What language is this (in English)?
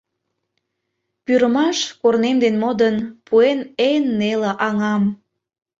Mari